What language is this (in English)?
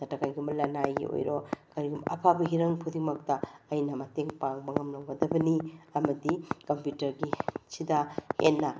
Manipuri